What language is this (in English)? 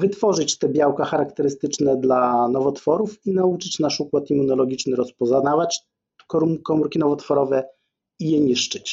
Polish